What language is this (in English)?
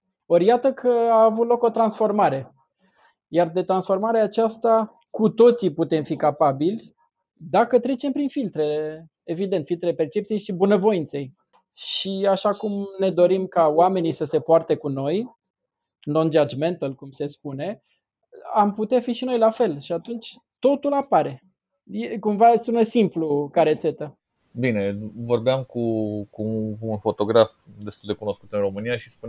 Romanian